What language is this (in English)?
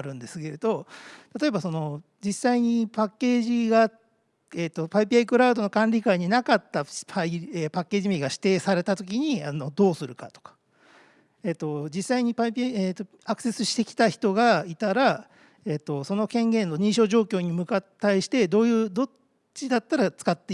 Japanese